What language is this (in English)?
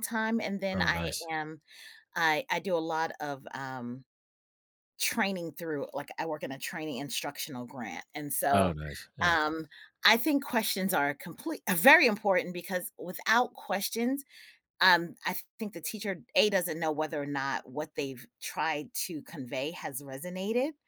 English